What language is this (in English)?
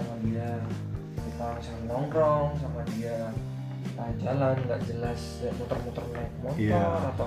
Indonesian